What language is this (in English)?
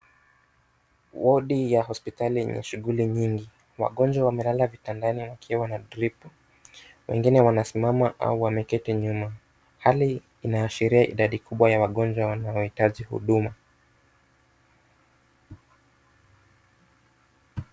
Swahili